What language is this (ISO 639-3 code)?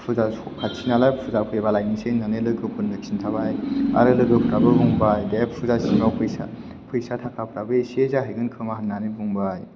brx